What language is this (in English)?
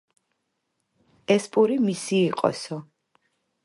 Georgian